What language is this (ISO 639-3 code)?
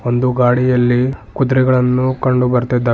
kan